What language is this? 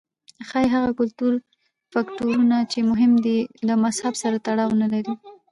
Pashto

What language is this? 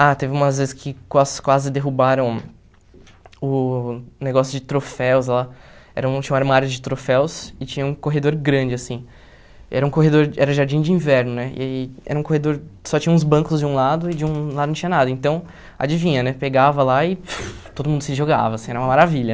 Portuguese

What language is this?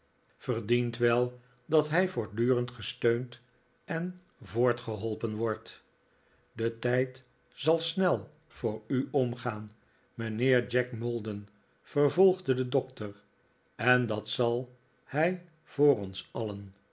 Dutch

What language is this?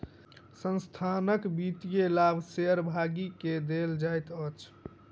Maithili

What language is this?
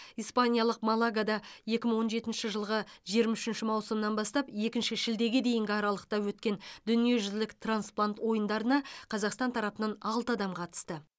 Kazakh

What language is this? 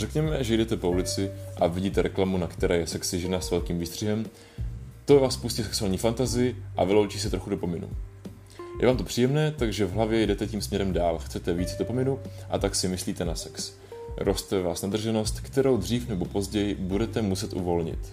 Czech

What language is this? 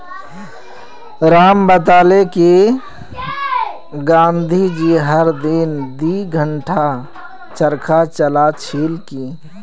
Magahi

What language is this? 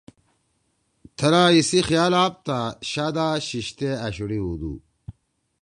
Torwali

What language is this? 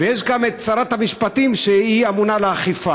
Hebrew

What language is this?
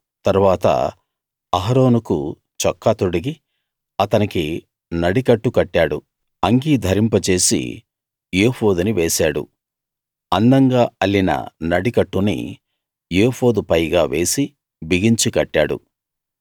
Telugu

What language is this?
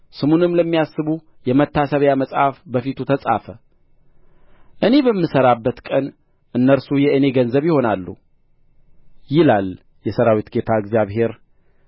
Amharic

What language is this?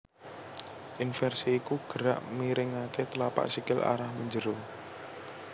Javanese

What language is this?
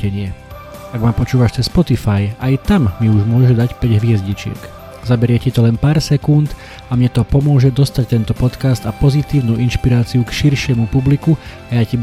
Slovak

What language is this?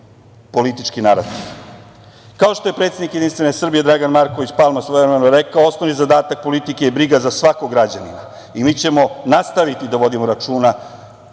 Serbian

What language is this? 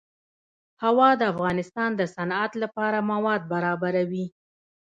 Pashto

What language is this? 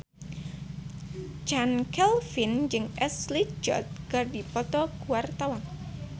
Sundanese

